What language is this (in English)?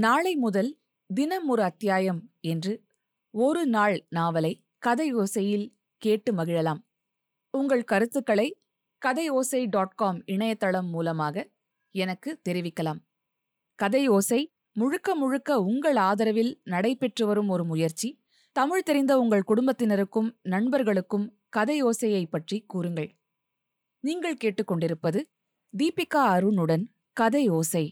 Tamil